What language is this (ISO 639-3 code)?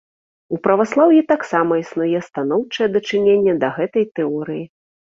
bel